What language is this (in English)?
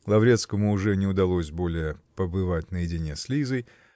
Russian